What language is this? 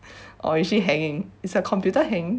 English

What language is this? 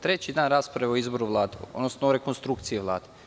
Serbian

